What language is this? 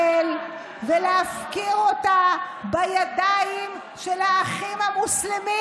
Hebrew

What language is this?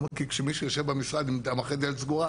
Hebrew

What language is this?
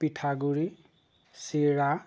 Assamese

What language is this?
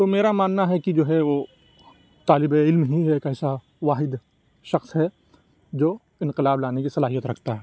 Urdu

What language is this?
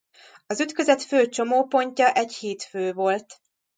Hungarian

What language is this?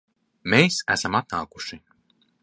Latvian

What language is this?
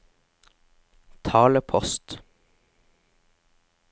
Norwegian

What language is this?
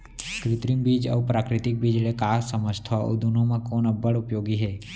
Chhattisgarhi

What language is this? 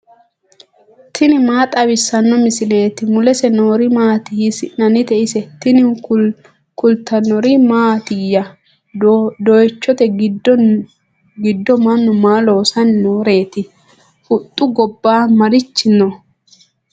Sidamo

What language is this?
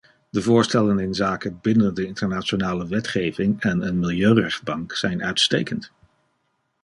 Dutch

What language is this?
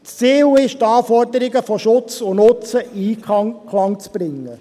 Swiss German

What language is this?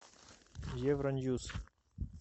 Russian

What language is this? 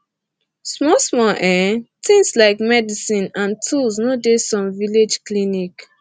Nigerian Pidgin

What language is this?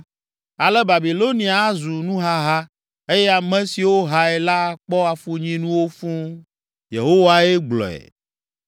Ewe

